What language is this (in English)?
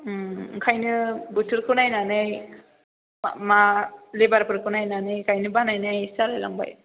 Bodo